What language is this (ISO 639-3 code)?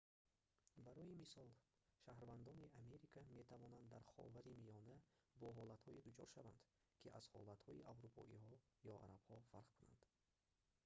tgk